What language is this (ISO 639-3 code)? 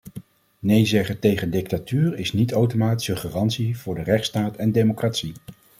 nld